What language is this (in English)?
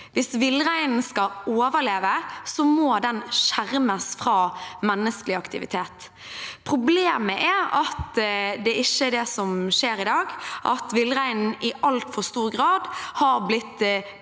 Norwegian